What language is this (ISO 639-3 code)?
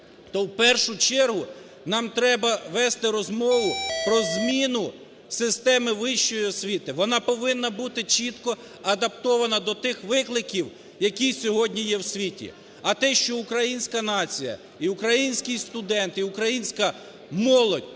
ukr